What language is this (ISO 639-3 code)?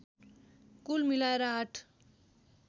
nep